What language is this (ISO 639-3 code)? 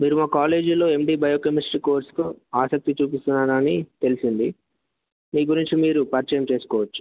tel